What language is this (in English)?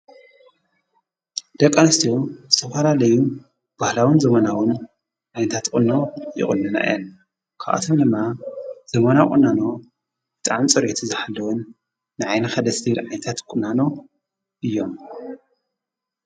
Tigrinya